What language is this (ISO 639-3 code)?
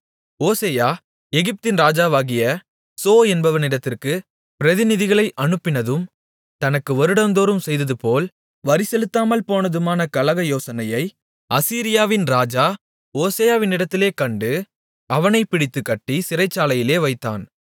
tam